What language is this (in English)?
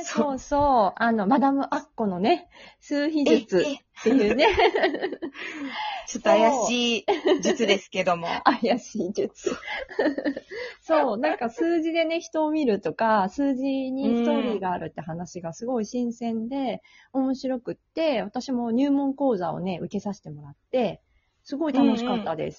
Japanese